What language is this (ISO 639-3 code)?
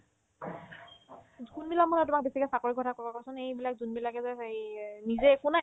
asm